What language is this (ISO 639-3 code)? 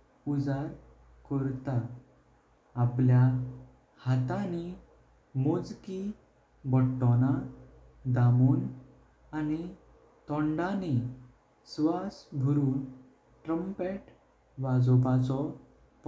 kok